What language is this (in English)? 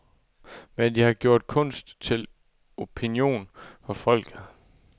Danish